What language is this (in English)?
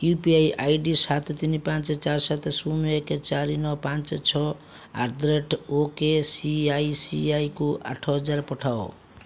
Odia